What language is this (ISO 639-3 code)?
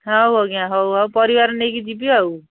ori